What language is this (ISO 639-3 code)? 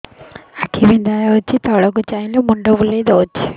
ori